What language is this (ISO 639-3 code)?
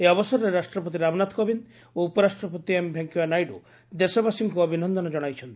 ori